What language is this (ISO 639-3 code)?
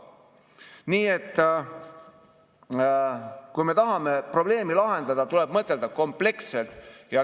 est